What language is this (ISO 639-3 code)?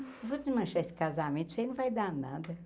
por